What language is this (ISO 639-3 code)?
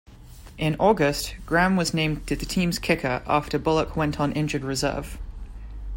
eng